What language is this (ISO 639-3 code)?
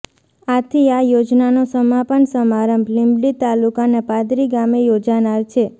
guj